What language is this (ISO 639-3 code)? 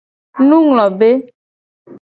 gej